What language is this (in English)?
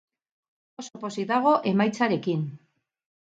Basque